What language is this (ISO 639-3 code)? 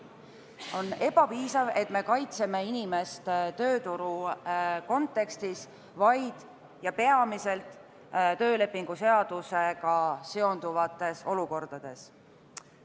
est